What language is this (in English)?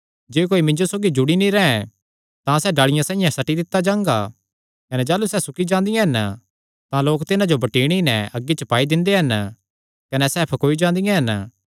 Kangri